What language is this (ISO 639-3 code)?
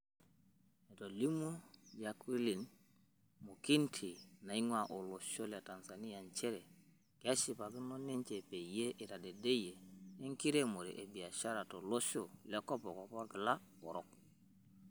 mas